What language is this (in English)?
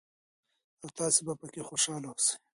Pashto